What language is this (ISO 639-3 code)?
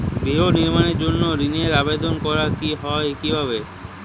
ben